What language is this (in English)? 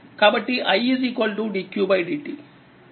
Telugu